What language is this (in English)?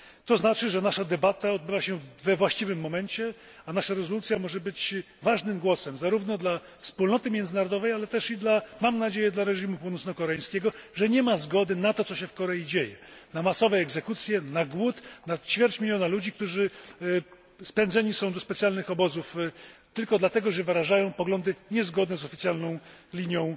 Polish